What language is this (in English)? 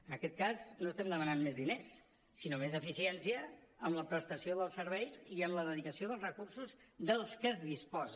Catalan